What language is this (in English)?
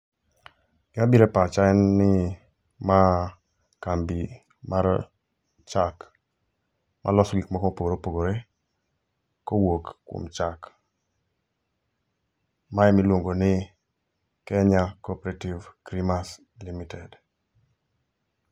Luo (Kenya and Tanzania)